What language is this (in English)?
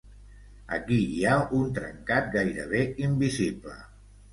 Catalan